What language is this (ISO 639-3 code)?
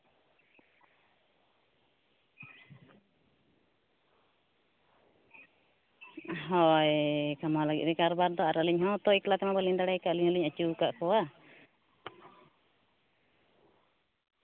sat